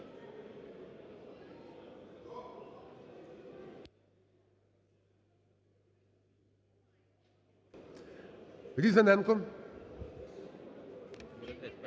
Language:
Ukrainian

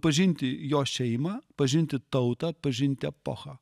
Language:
Lithuanian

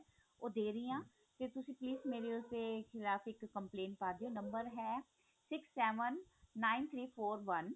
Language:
Punjabi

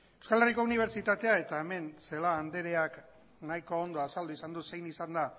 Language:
Basque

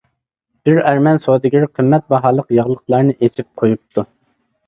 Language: Uyghur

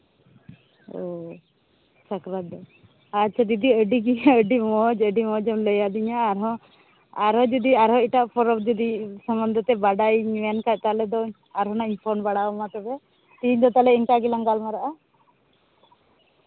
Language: Santali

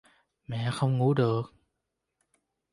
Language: Vietnamese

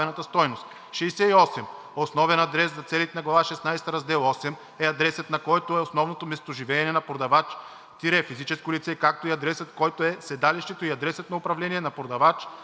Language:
Bulgarian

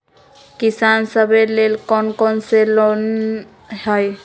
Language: Magahi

